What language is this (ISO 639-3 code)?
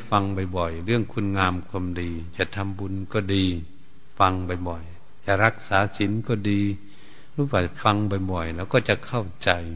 tha